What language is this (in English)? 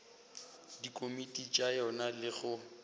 Northern Sotho